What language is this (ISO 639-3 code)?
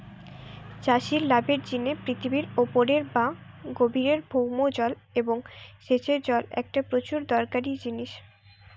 ben